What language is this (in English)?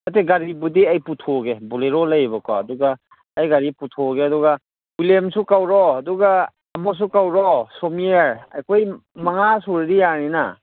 Manipuri